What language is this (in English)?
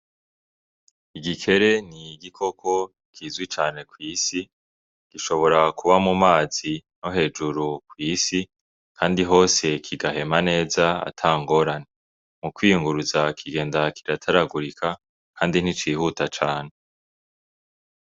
Rundi